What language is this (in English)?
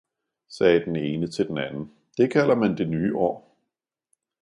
Danish